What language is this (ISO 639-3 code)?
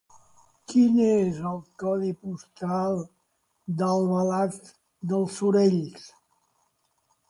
cat